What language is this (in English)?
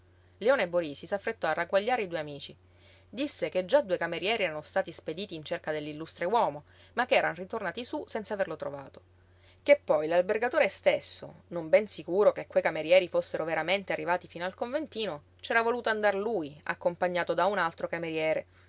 Italian